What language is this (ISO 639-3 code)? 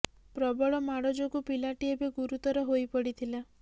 ori